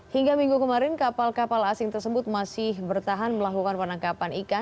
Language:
Indonesian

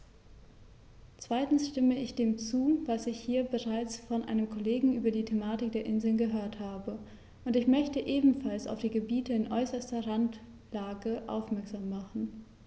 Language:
German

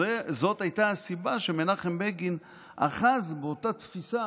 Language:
Hebrew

